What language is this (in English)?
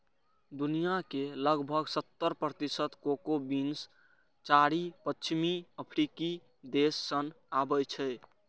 Maithili